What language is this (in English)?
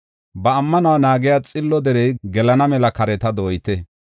Gofa